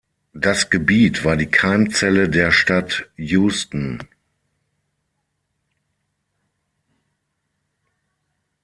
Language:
German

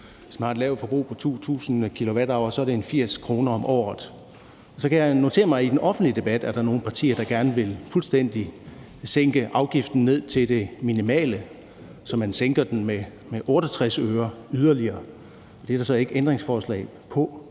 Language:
Danish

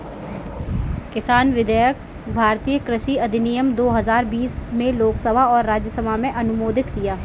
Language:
Hindi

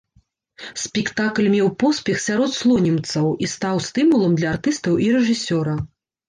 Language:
Belarusian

